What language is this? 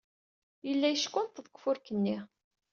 Kabyle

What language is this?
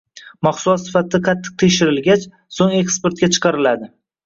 Uzbek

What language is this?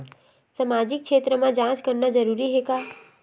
Chhattisgarhi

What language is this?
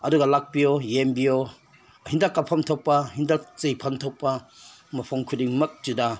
Manipuri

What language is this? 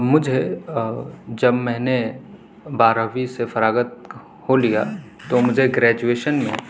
Urdu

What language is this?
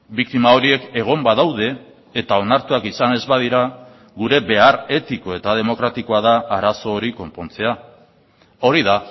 Basque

